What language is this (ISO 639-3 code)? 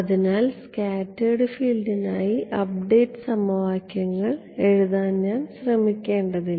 mal